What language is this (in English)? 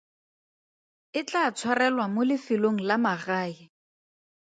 Tswana